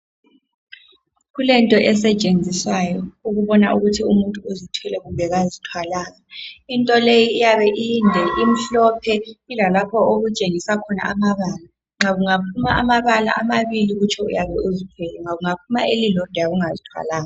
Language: North Ndebele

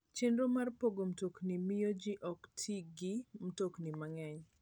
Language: Luo (Kenya and Tanzania)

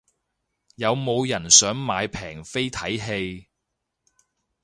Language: Cantonese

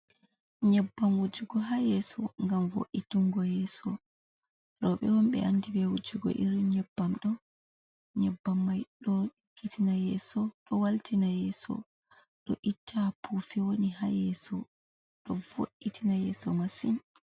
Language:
Fula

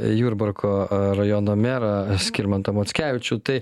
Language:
Lithuanian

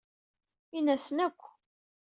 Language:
Kabyle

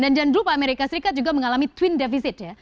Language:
Indonesian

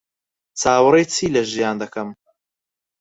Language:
Central Kurdish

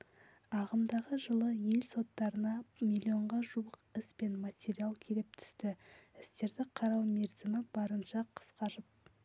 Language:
Kazakh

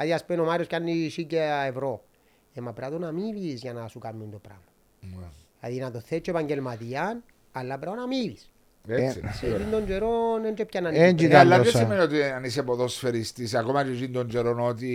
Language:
Greek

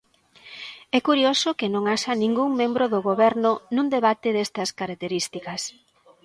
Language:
Galician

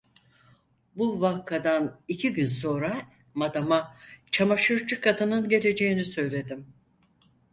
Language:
Turkish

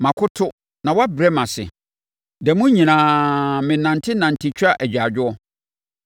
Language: Akan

